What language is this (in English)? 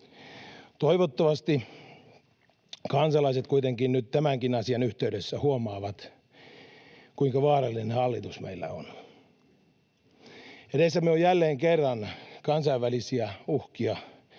Finnish